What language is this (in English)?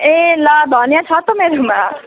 Nepali